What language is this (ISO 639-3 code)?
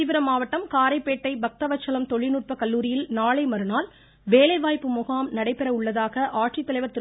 tam